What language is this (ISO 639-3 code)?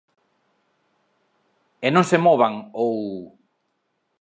glg